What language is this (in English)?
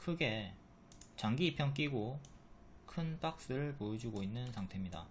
Korean